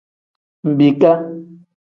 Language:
Tem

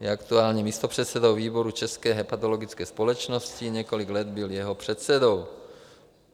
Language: Czech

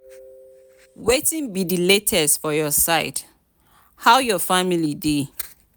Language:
Nigerian Pidgin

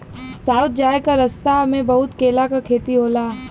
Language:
Bhojpuri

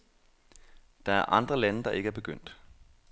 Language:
Danish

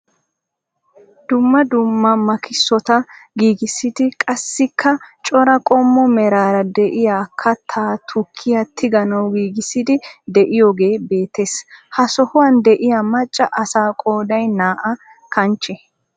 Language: Wolaytta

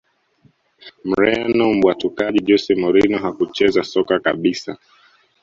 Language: Swahili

